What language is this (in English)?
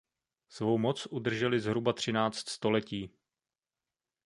Czech